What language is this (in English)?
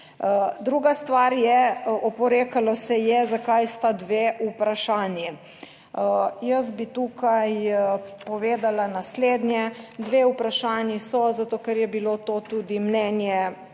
Slovenian